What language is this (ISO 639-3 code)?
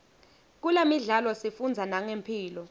ssw